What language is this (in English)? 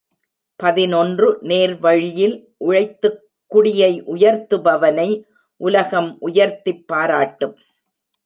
Tamil